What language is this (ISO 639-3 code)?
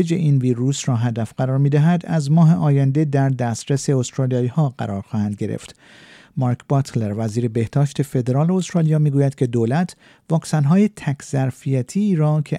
fas